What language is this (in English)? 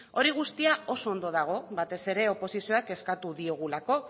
Basque